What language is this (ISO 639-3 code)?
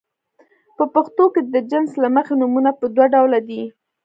pus